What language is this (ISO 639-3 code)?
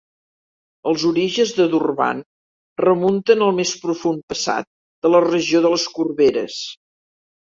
cat